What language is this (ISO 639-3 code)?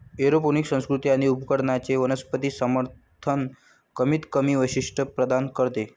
mar